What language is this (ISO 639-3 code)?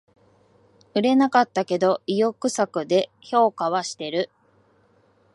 jpn